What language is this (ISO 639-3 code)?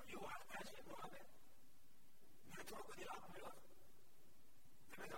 guj